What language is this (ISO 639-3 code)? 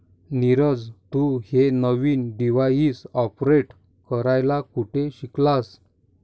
mar